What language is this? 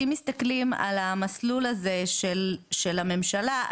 Hebrew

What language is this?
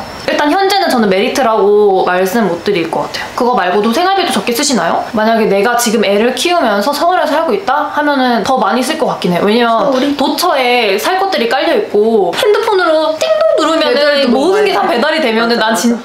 Korean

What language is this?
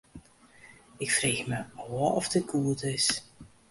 Western Frisian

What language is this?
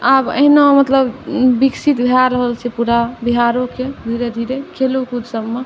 Maithili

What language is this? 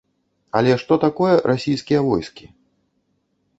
Belarusian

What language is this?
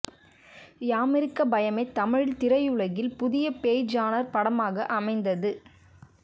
Tamil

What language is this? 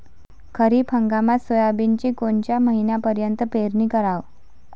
Marathi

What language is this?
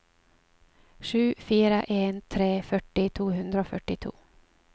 Norwegian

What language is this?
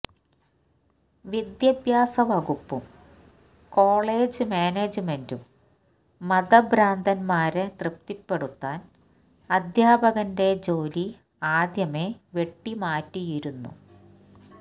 Malayalam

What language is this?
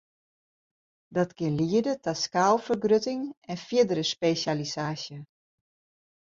Western Frisian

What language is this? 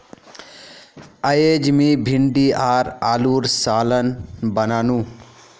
Magahi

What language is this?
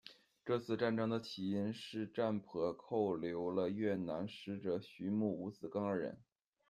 Chinese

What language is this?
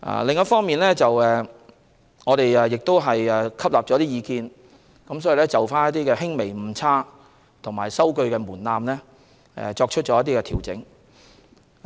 Cantonese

